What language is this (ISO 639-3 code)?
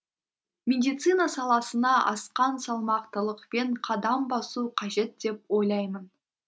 kaz